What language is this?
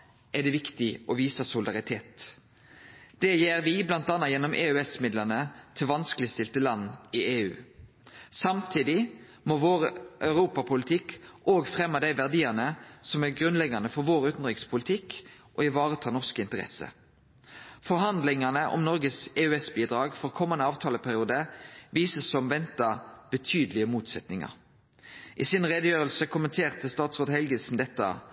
Norwegian Nynorsk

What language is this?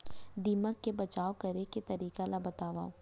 Chhattisgarhi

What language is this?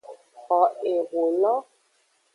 Aja (Benin)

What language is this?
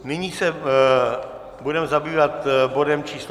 Czech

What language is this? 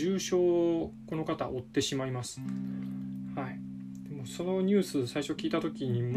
Japanese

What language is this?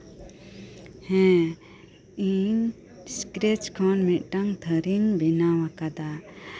Santali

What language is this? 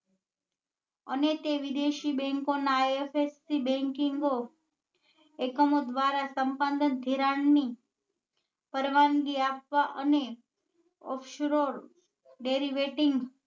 Gujarati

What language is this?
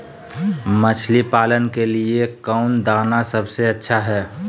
Magahi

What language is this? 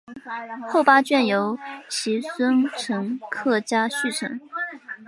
Chinese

